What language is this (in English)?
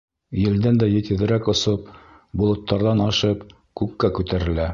Bashkir